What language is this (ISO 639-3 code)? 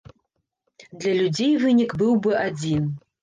bel